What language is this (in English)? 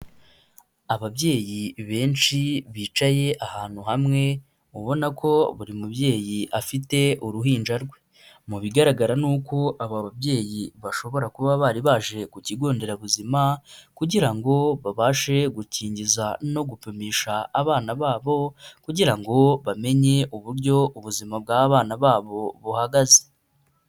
Kinyarwanda